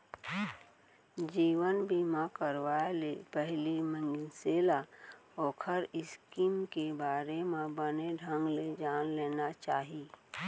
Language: Chhattisgarhi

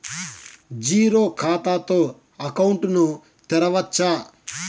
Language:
Telugu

